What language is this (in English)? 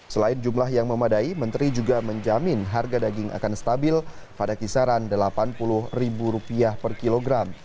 Indonesian